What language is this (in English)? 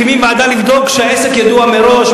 Hebrew